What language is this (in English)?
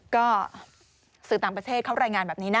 Thai